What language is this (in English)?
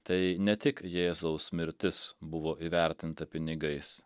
Lithuanian